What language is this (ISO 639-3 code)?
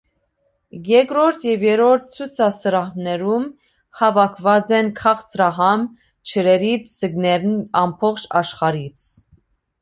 hye